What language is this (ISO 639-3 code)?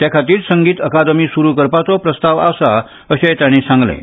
kok